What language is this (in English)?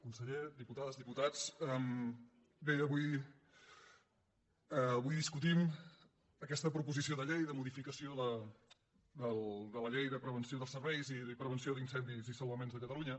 Catalan